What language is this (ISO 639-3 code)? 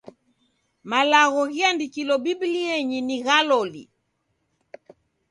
dav